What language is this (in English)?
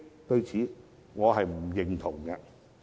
Cantonese